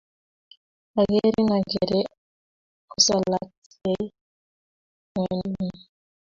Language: Kalenjin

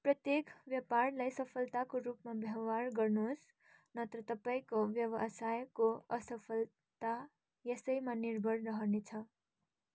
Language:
Nepali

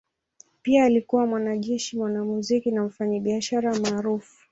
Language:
Swahili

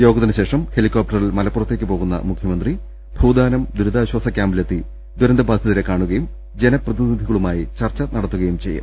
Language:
Malayalam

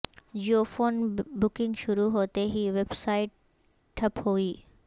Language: Urdu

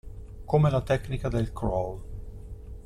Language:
Italian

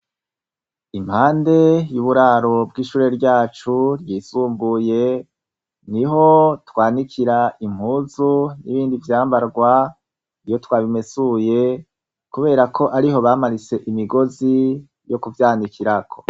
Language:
Rundi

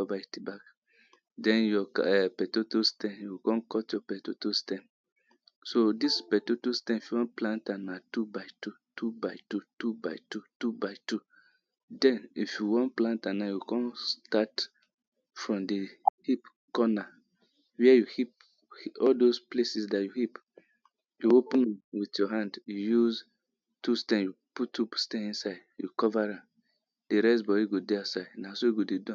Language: Nigerian Pidgin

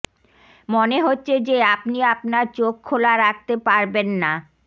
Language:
Bangla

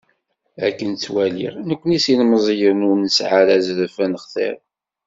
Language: Kabyle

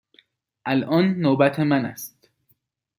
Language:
Persian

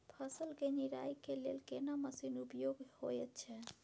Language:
Maithili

